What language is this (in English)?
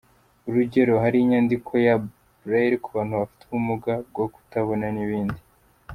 Kinyarwanda